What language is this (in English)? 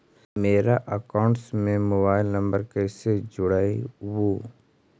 Magahi